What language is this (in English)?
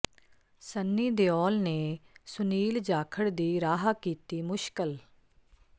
Punjabi